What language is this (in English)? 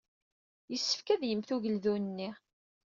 Kabyle